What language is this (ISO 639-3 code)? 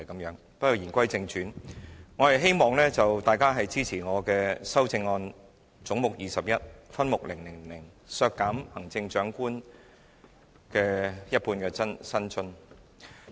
yue